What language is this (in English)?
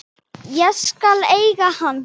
Icelandic